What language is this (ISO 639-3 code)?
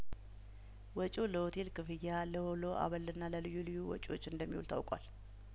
amh